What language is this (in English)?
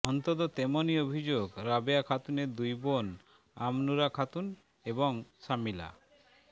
Bangla